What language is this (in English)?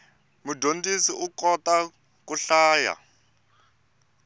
Tsonga